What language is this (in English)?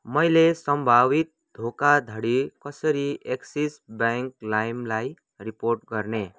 Nepali